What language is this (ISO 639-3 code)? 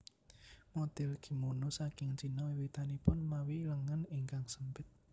jav